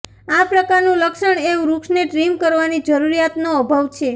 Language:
Gujarati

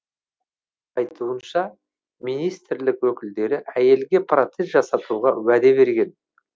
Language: Kazakh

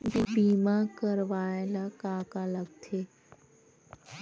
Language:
Chhattisgarhi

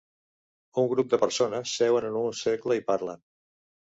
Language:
Catalan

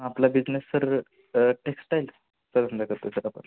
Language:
Marathi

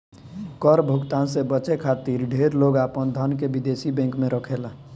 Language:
Bhojpuri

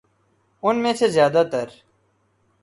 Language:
Urdu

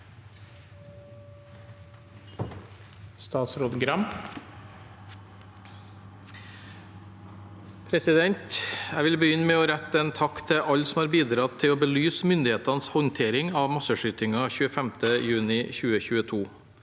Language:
Norwegian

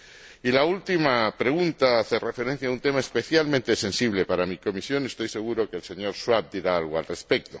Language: Spanish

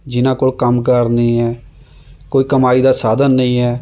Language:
Punjabi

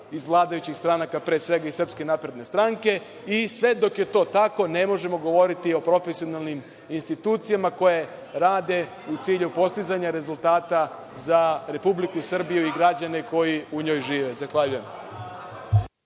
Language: Serbian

